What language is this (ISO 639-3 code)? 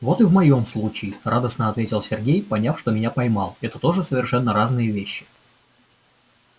rus